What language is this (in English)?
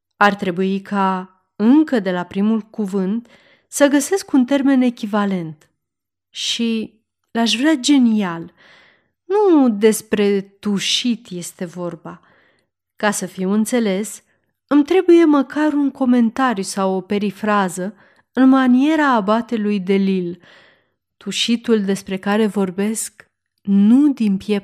Romanian